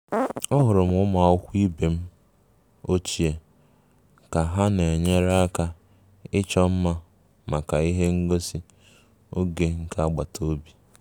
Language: Igbo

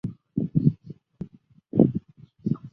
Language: Chinese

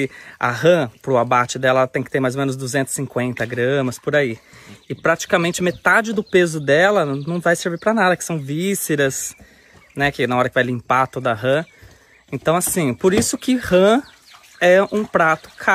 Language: Portuguese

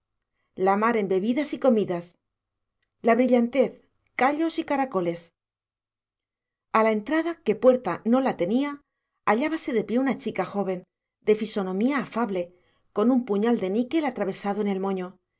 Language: Spanish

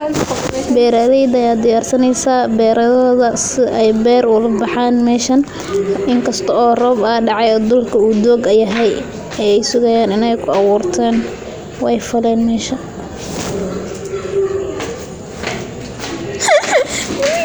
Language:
Somali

